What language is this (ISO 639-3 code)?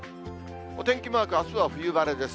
jpn